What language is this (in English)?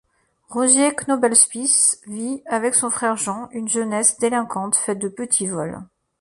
French